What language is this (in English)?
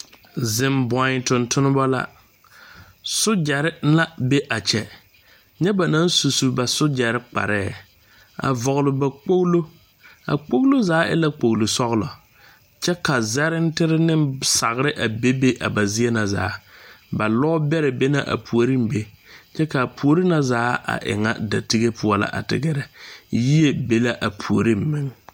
Southern Dagaare